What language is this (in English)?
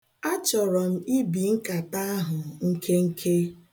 Igbo